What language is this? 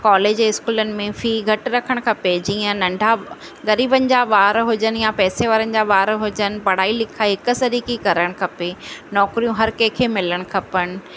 Sindhi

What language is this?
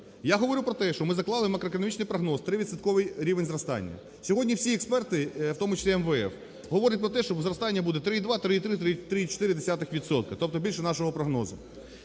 Ukrainian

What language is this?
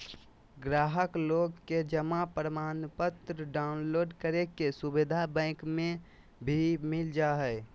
Magahi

